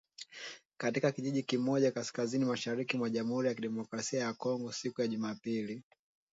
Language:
Swahili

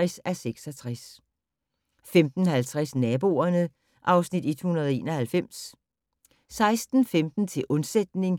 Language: Danish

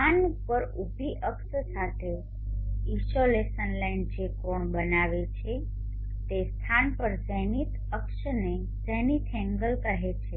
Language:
Gujarati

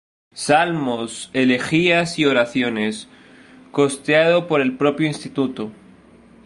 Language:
Spanish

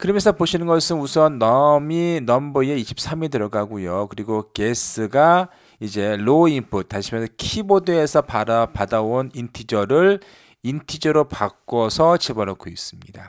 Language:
Korean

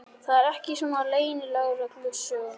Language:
Icelandic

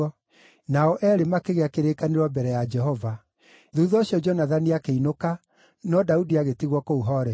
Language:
Kikuyu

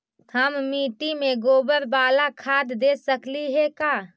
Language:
Magahi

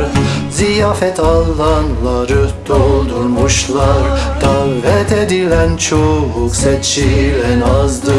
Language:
Turkish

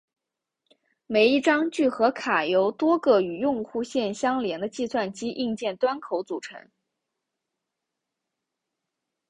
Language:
Chinese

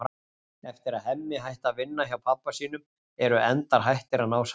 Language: Icelandic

